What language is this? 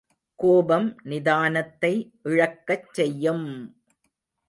Tamil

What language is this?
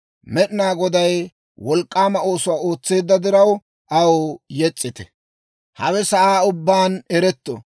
Dawro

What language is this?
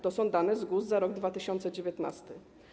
Polish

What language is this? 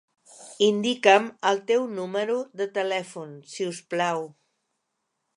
Catalan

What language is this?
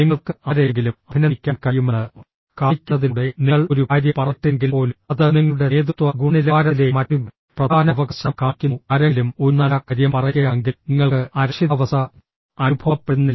Malayalam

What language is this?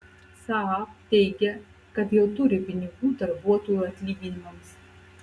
Lithuanian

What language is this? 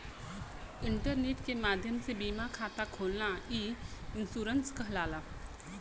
Bhojpuri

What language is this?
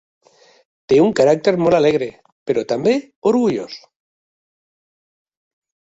Catalan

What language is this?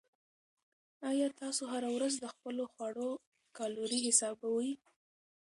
Pashto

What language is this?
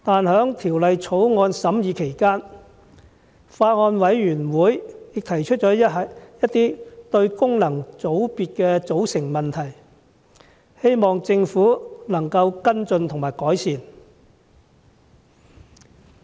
Cantonese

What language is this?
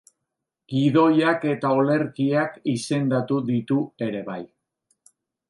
Basque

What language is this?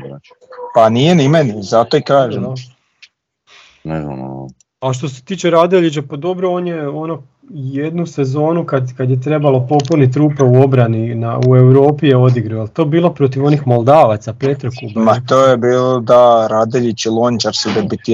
Croatian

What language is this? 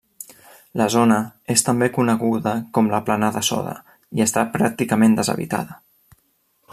Catalan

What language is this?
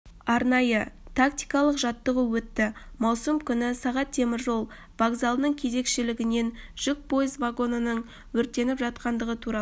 Kazakh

